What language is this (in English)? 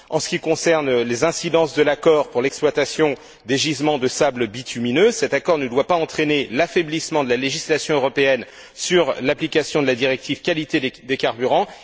French